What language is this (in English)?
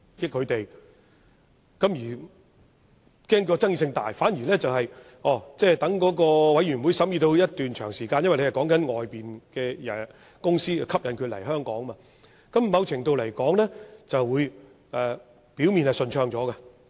Cantonese